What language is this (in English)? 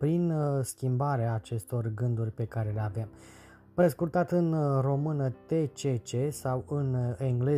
Romanian